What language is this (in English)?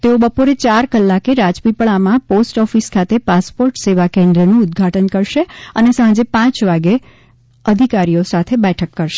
Gujarati